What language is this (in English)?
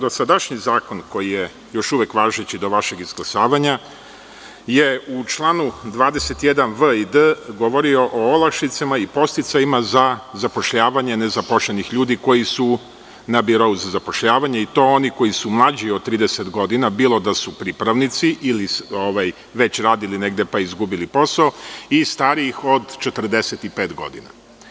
Serbian